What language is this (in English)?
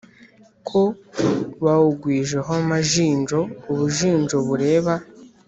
Kinyarwanda